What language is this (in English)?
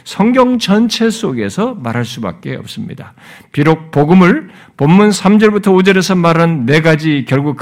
Korean